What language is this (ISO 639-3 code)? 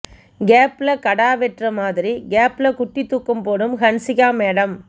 tam